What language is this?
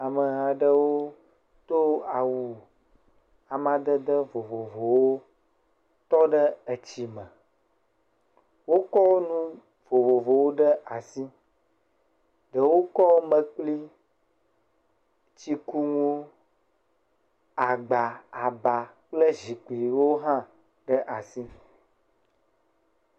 Ewe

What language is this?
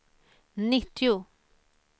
Swedish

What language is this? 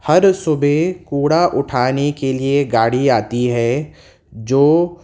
Urdu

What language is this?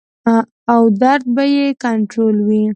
Pashto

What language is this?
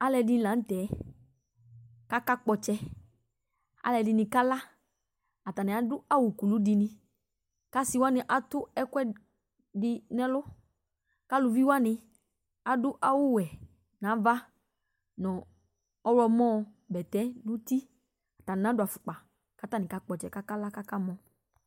Ikposo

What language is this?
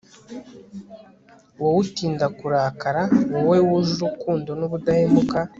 Kinyarwanda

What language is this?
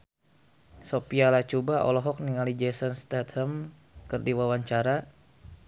Sundanese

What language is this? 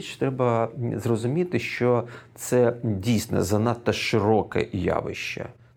Ukrainian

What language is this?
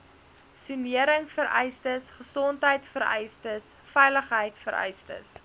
Afrikaans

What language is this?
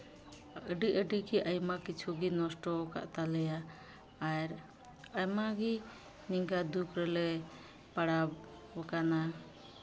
Santali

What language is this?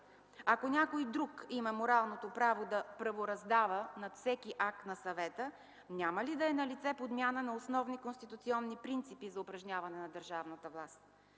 Bulgarian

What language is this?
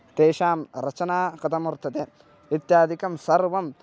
Sanskrit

